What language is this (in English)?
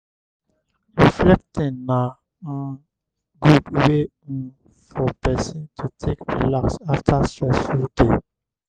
Nigerian Pidgin